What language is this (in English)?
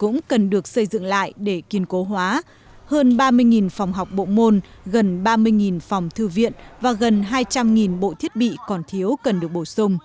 Vietnamese